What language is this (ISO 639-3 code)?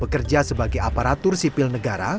ind